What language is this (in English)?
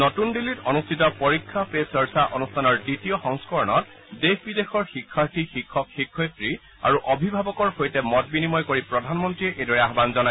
Assamese